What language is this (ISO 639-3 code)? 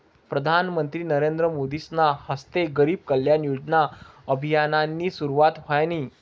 mar